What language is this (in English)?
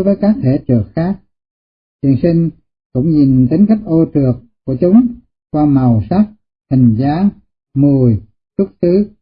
Vietnamese